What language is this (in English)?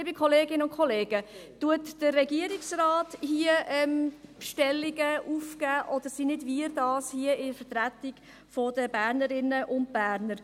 Swiss German